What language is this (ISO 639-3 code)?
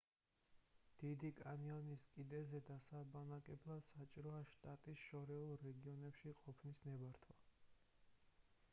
kat